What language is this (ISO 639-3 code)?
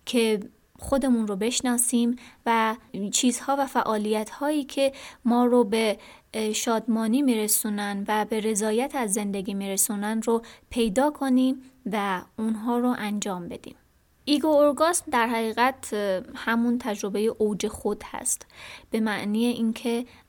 fas